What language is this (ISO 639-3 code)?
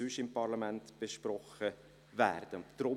gsw